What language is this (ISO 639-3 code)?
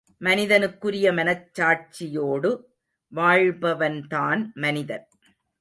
tam